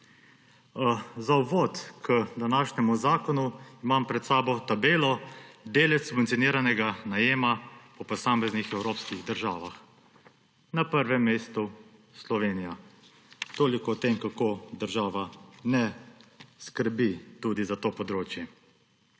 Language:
Slovenian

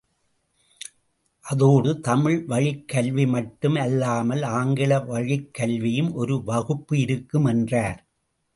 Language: Tamil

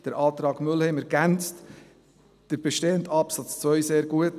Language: Swiss German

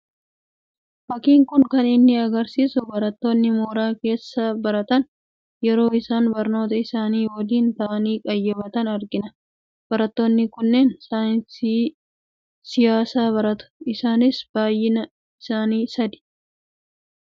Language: Oromo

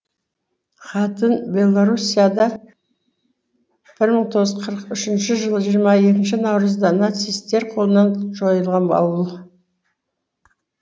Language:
Kazakh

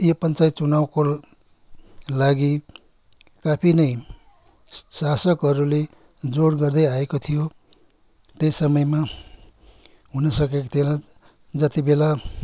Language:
Nepali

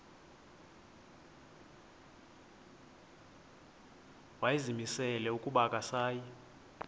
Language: Xhosa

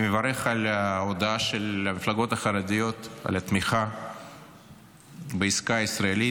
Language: Hebrew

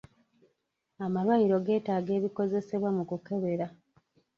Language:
Ganda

